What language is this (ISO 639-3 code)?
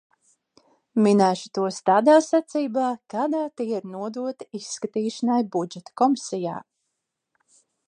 lav